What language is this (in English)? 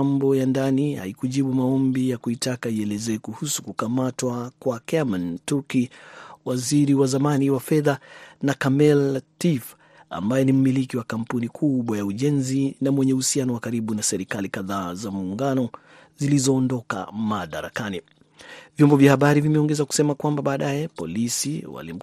Swahili